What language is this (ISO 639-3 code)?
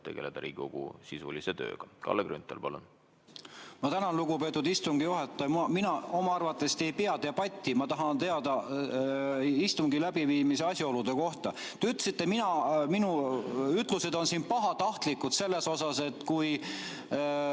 est